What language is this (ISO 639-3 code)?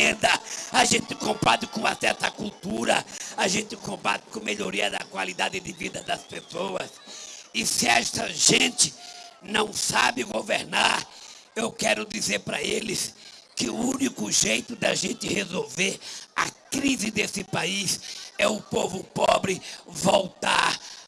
por